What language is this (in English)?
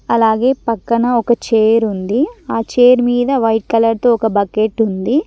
Telugu